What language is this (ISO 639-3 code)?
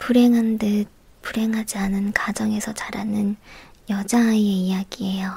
kor